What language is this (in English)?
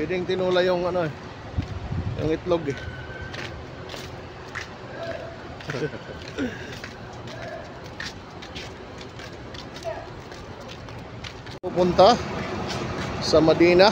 Filipino